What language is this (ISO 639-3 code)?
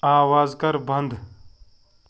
kas